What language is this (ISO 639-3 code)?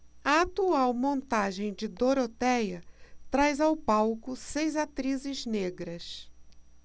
por